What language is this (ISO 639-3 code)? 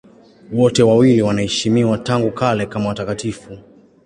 swa